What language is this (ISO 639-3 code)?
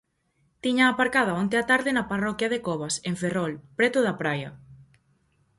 glg